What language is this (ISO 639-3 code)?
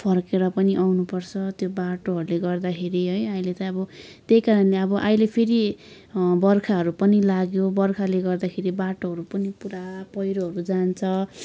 nep